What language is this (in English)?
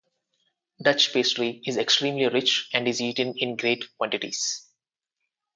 English